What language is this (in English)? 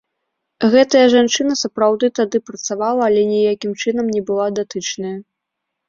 Belarusian